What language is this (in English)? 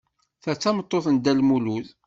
Kabyle